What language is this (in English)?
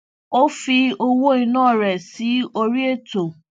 Yoruba